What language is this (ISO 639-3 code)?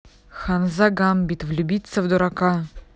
rus